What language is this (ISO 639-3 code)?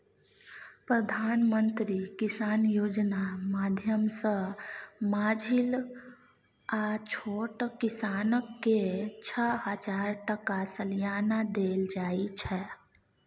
mai